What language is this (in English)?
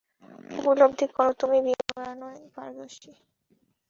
Bangla